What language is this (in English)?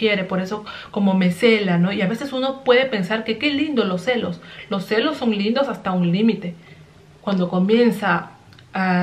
Spanish